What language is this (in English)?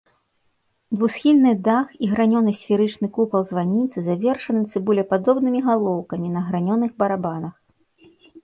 Belarusian